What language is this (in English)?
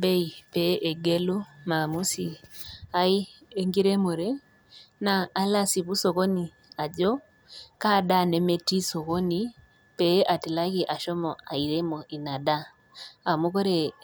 Masai